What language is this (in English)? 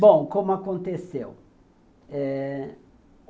Portuguese